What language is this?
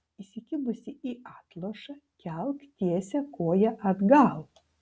Lithuanian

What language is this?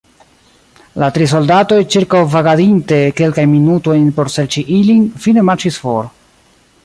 Esperanto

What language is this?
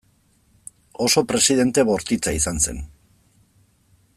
Basque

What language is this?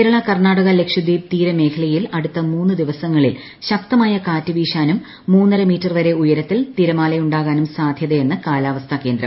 Malayalam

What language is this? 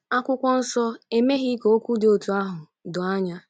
Igbo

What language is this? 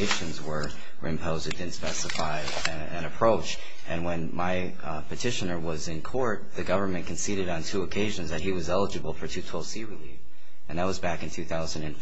English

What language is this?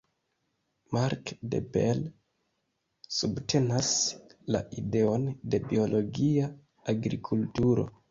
Esperanto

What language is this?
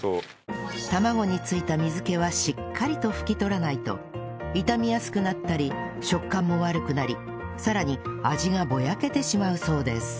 Japanese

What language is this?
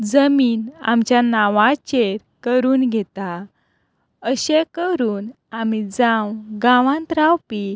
Konkani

